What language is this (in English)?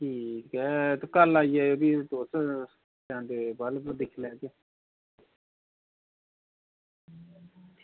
Dogri